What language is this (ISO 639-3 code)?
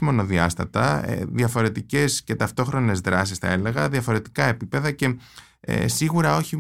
ell